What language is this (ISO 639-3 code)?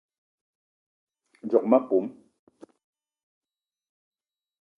eto